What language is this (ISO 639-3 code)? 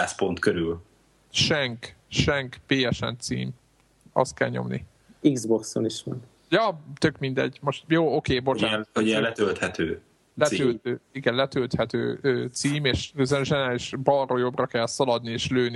hun